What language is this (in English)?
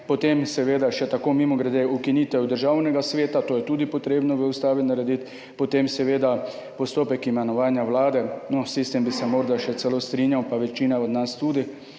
Slovenian